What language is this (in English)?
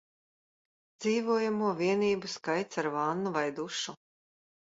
Latvian